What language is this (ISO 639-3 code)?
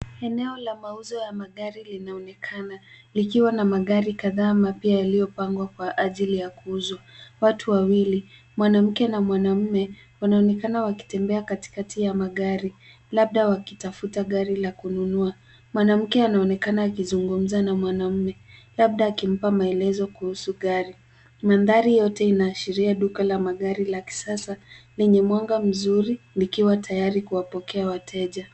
swa